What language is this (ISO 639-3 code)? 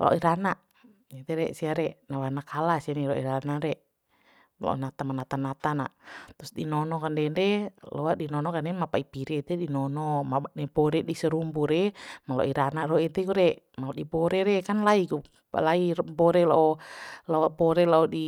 bhp